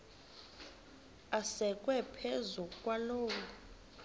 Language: Xhosa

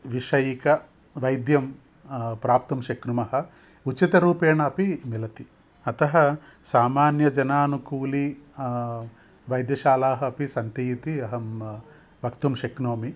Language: Sanskrit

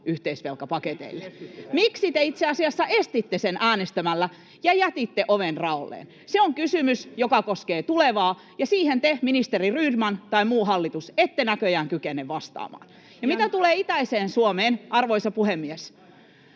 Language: Finnish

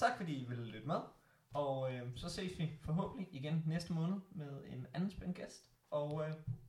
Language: Danish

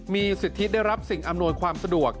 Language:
Thai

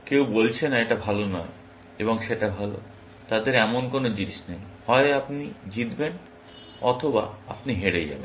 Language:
Bangla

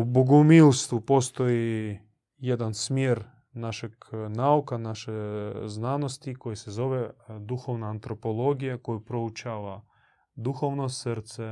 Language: Croatian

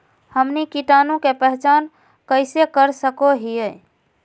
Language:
Magahi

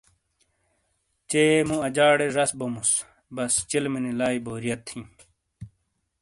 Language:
Shina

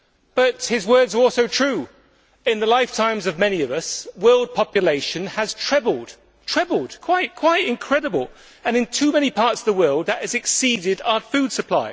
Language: English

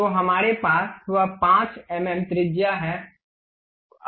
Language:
Hindi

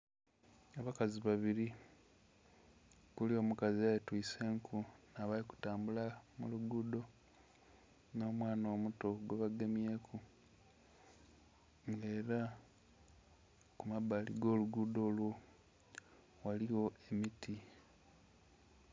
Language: Soga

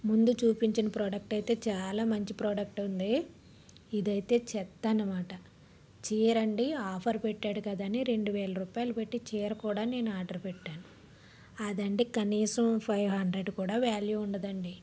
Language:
Telugu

